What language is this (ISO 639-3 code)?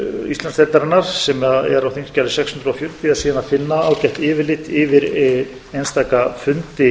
isl